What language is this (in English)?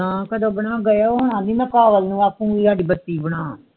Punjabi